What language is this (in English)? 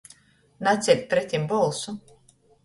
Latgalian